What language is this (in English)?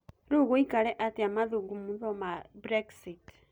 Kikuyu